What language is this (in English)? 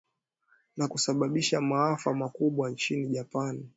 Swahili